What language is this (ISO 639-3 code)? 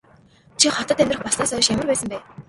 mon